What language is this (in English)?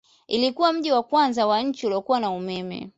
Swahili